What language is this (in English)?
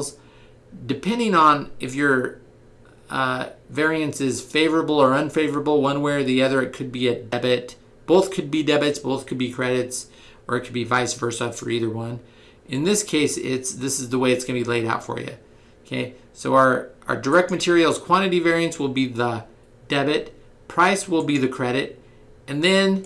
English